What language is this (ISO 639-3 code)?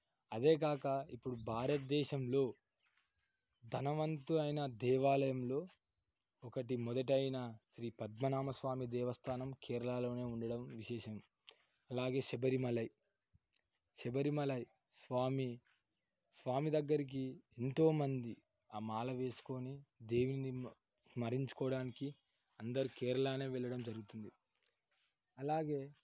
tel